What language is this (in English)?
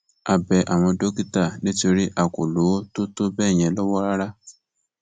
Yoruba